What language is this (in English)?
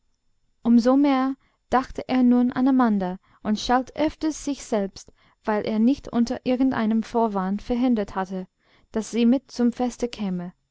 German